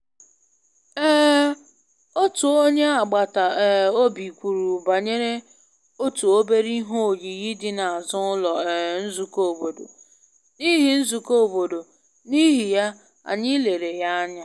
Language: Igbo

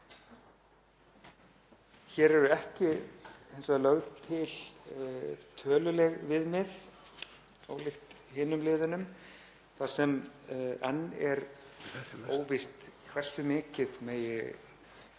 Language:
Icelandic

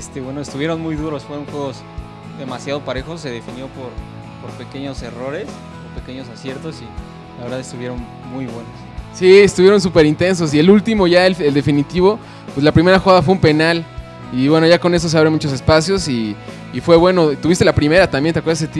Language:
Spanish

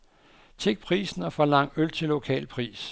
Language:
Danish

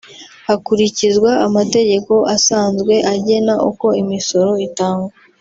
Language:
Kinyarwanda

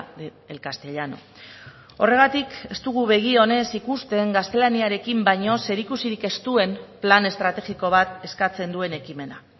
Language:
Basque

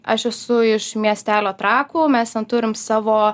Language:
Lithuanian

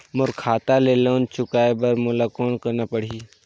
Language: Chhattisgarhi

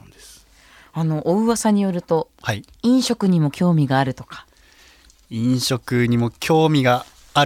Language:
Japanese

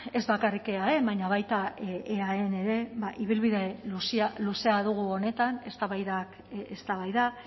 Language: Basque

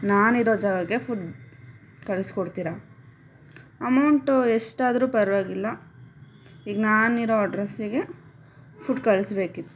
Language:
Kannada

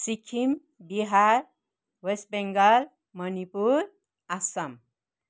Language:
Nepali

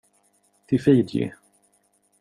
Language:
Swedish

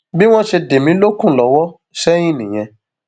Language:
Yoruba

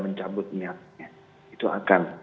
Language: Indonesian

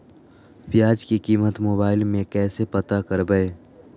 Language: Magahi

